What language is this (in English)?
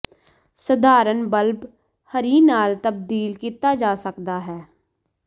Punjabi